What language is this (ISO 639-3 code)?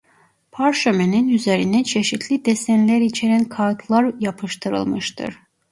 tur